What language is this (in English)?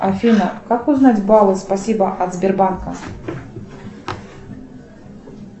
Russian